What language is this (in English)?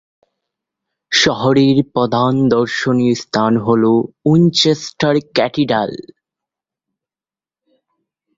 Bangla